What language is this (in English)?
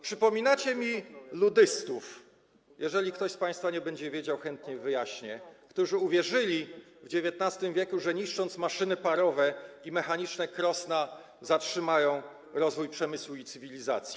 Polish